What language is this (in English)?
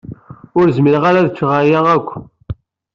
Kabyle